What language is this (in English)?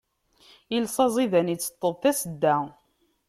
Kabyle